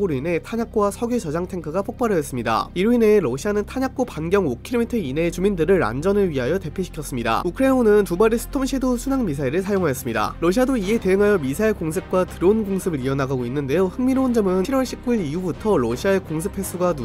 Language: Korean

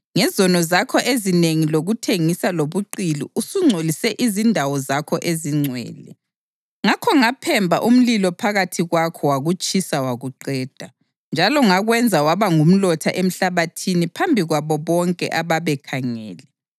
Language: North Ndebele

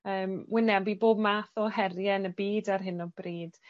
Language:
Welsh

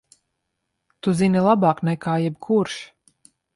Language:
Latvian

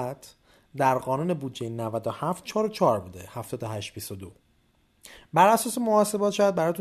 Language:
Persian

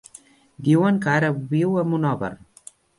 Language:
Catalan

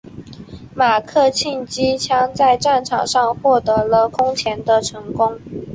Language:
Chinese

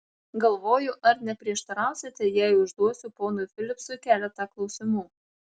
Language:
Lithuanian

